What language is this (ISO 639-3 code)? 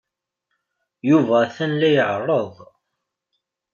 kab